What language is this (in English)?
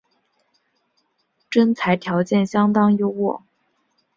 Chinese